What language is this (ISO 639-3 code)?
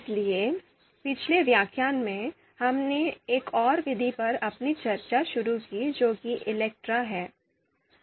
hin